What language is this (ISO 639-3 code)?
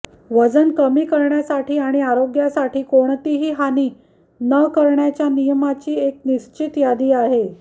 mar